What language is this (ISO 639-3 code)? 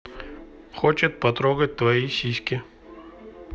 rus